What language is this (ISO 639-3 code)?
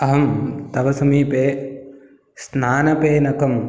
san